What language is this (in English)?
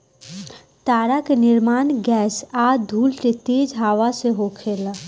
Bhojpuri